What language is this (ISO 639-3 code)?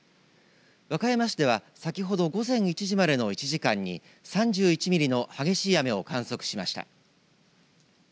jpn